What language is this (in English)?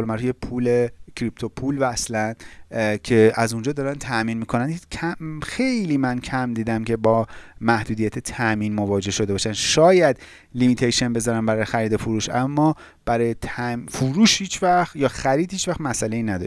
Persian